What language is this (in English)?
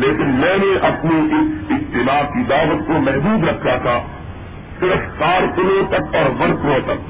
Urdu